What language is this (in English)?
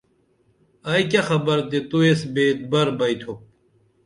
Dameli